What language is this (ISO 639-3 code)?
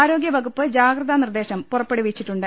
mal